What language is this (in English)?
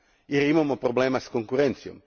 Croatian